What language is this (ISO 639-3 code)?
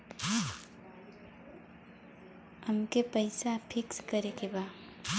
bho